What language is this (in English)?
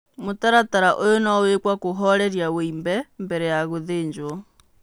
Kikuyu